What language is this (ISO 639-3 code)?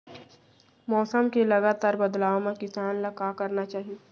hne